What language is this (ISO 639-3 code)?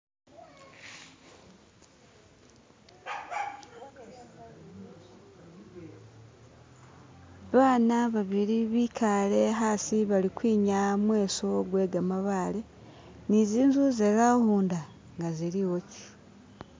myx